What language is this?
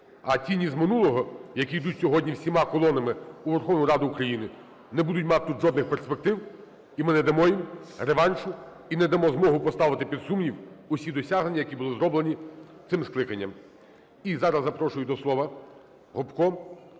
Ukrainian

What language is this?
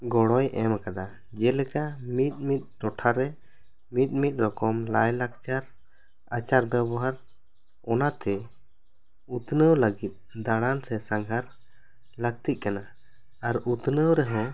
Santali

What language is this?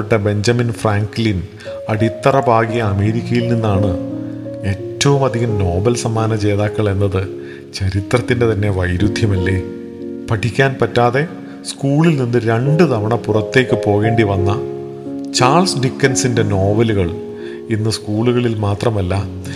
Malayalam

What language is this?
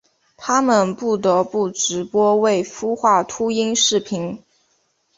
Chinese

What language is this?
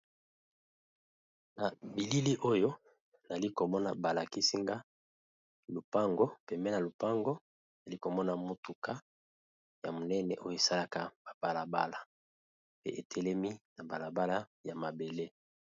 Lingala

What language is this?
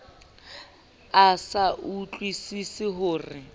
Southern Sotho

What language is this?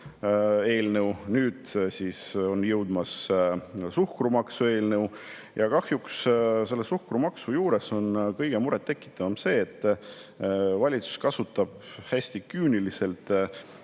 Estonian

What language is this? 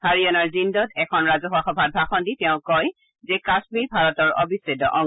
Assamese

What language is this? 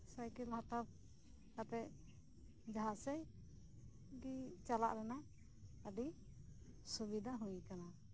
Santali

